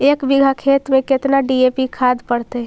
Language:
Magahi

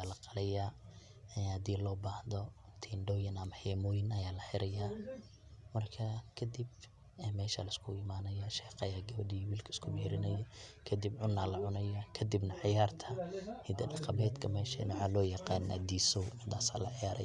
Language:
Somali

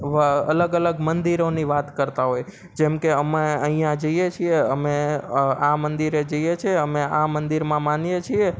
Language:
Gujarati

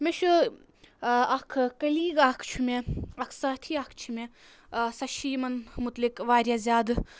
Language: Kashmiri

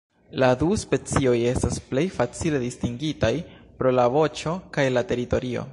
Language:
Esperanto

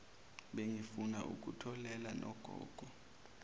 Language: Zulu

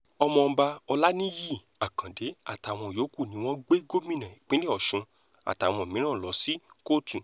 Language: Yoruba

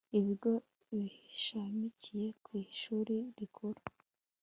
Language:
Kinyarwanda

